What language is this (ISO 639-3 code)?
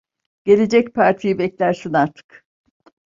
tur